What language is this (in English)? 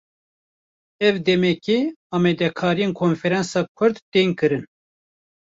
Kurdish